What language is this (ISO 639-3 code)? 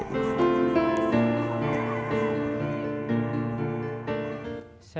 ind